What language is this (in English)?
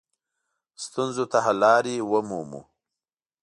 Pashto